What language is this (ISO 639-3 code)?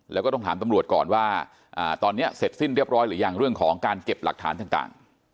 tha